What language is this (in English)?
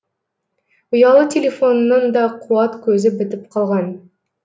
Kazakh